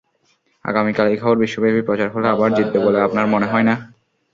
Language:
Bangla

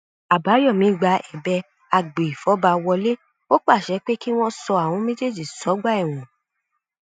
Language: Yoruba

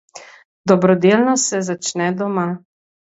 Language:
Slovenian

